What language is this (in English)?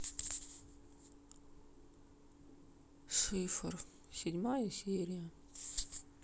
Russian